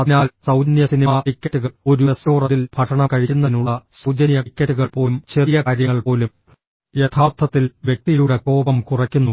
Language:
Malayalam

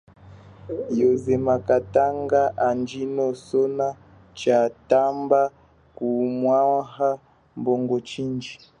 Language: Chokwe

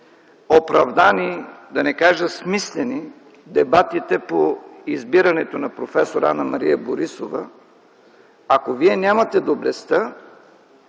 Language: Bulgarian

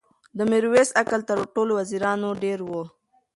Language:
Pashto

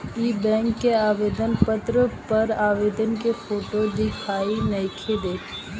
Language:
Bhojpuri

